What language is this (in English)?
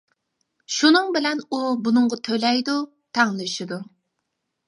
Uyghur